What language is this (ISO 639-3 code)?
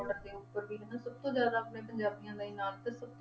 pan